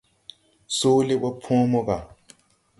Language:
Tupuri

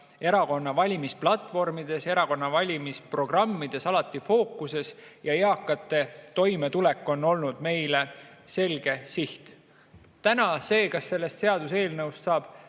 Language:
Estonian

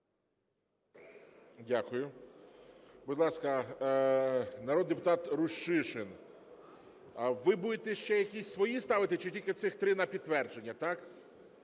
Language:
Ukrainian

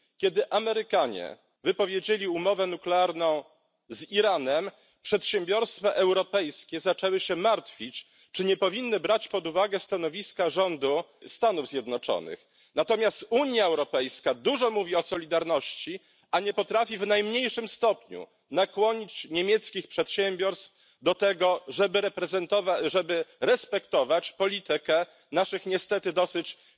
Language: Polish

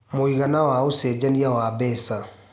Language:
Kikuyu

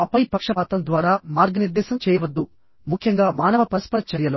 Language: Telugu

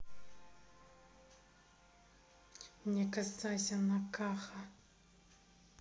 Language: Russian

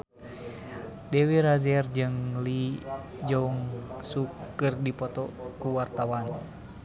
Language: Sundanese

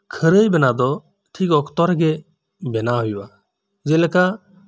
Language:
Santali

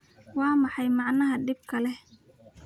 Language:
Somali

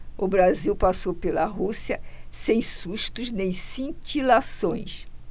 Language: Portuguese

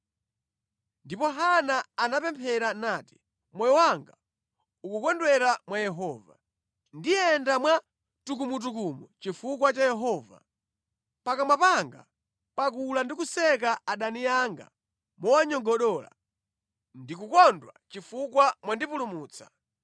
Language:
Nyanja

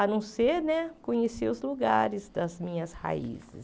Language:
Portuguese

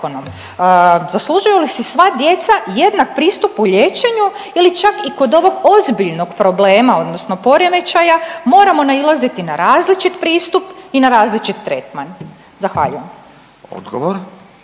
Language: Croatian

